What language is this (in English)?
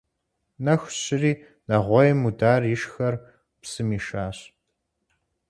Kabardian